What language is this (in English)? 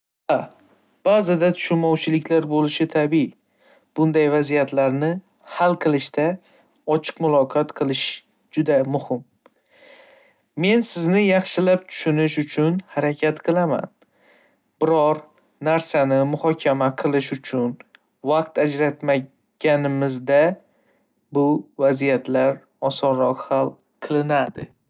Uzbek